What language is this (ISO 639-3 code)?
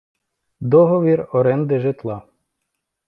ukr